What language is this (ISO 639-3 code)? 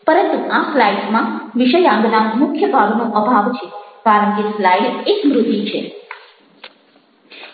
guj